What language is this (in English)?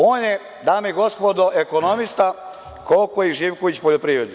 Serbian